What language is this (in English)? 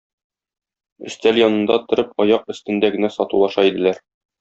Tatar